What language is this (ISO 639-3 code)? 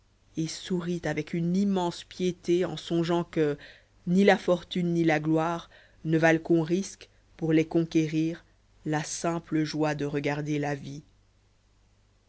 fra